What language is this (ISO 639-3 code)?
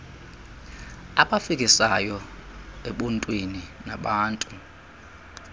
xho